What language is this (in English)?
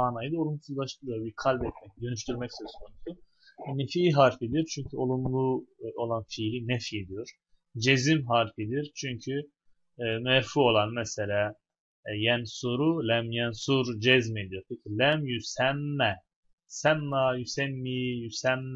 Turkish